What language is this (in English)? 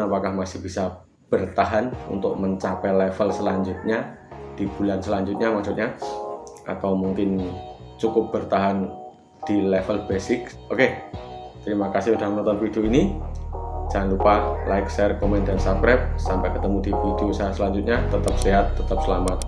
Indonesian